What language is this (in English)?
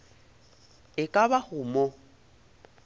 Northern Sotho